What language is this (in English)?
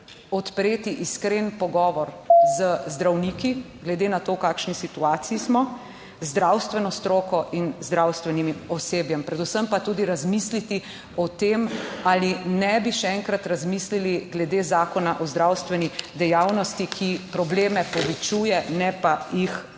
Slovenian